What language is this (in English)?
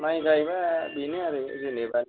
Bodo